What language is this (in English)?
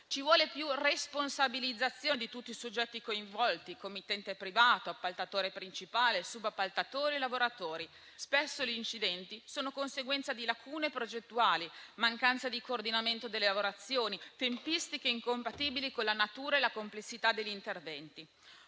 Italian